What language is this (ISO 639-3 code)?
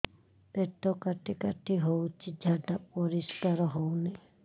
ori